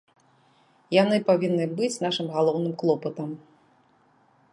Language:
Belarusian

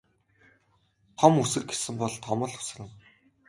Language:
Mongolian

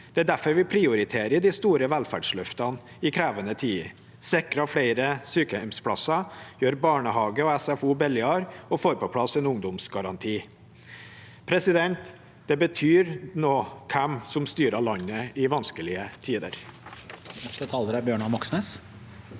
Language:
Norwegian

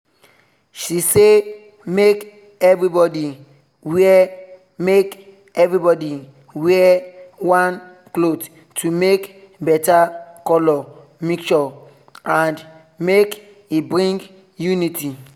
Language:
Nigerian Pidgin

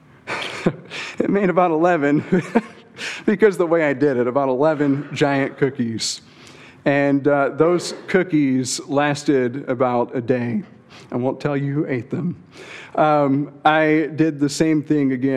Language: English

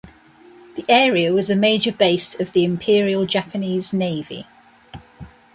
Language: English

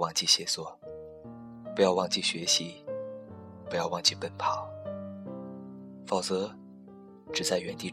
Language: Chinese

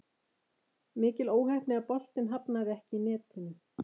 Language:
Icelandic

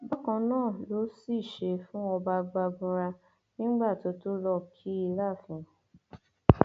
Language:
Yoruba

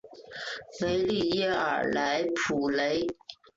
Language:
Chinese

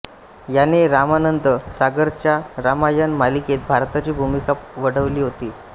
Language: Marathi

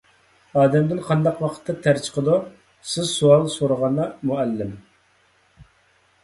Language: Uyghur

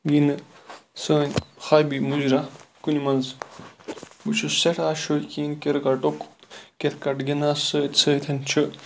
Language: Kashmiri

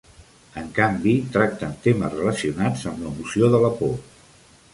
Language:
Catalan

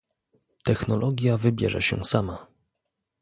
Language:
Polish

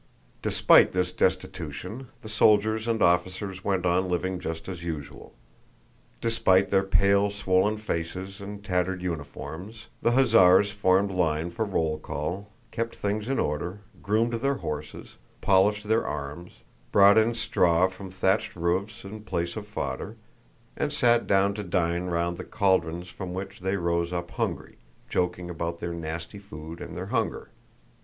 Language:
English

